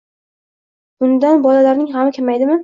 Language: Uzbek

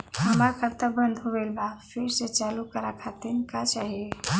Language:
Bhojpuri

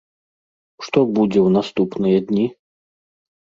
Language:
Belarusian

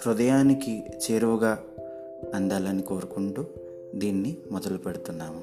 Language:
Telugu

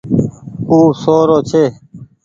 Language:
Goaria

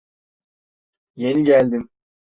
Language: Turkish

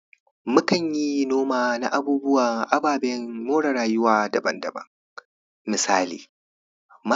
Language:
Hausa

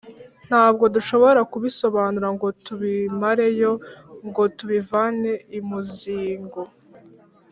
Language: Kinyarwanda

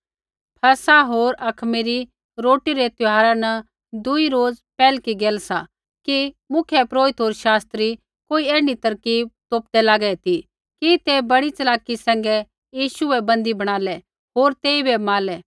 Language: Kullu Pahari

